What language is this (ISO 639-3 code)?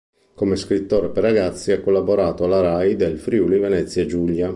ita